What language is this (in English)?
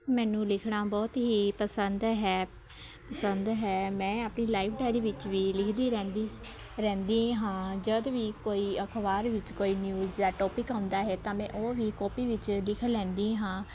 Punjabi